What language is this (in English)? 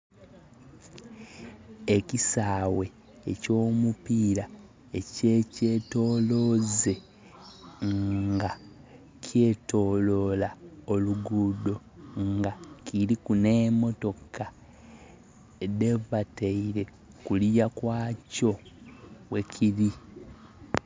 Soga